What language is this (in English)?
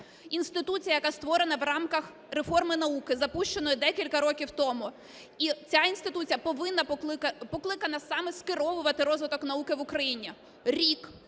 Ukrainian